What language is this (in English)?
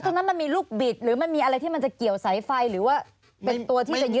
Thai